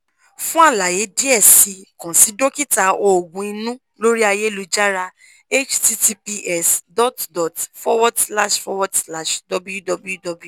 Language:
Yoruba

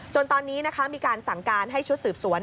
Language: Thai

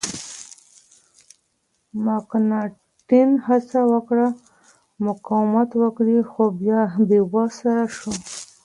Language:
Pashto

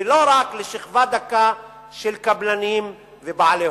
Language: Hebrew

